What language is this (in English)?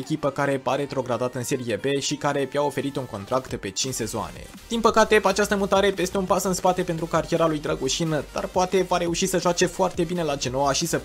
Romanian